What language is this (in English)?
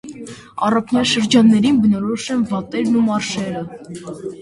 Armenian